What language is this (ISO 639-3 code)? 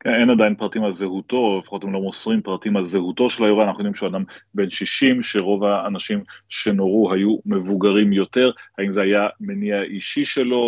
heb